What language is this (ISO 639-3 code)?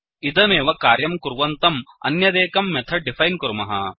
san